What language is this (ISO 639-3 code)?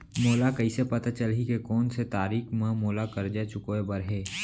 hne